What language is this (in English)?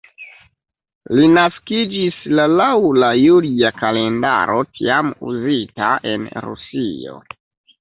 Esperanto